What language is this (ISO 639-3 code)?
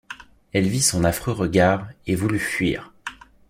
fra